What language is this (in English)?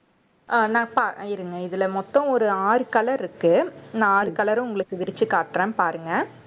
Tamil